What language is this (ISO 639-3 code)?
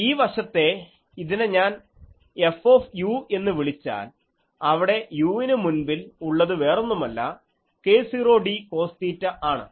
mal